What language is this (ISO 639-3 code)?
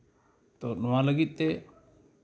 sat